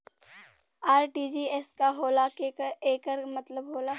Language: Bhojpuri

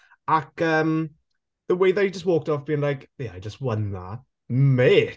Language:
Welsh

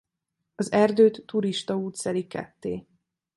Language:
Hungarian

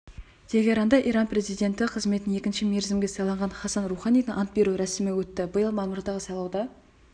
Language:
Kazakh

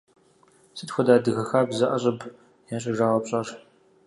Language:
Kabardian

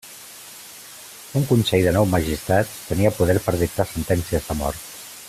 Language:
Catalan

